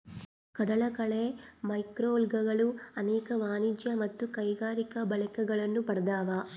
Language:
Kannada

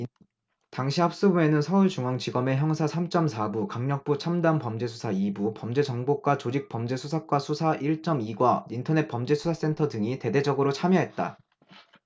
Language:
Korean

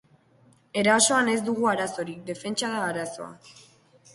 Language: Basque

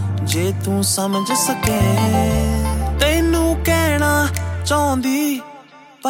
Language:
Punjabi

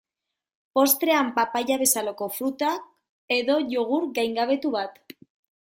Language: Basque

